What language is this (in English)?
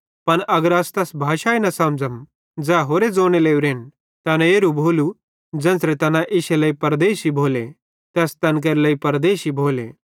Bhadrawahi